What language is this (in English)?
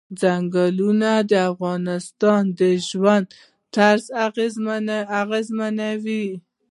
Pashto